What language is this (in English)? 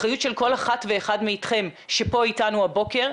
Hebrew